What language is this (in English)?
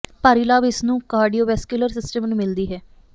Punjabi